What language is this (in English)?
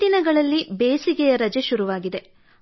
Kannada